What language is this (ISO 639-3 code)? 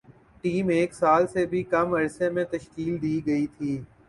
urd